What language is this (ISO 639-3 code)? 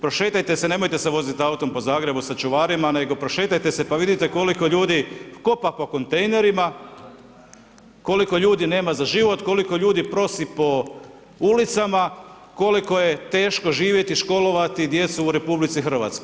hrv